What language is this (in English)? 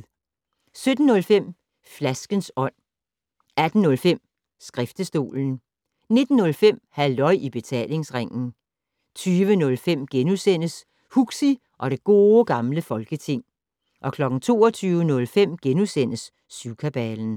Danish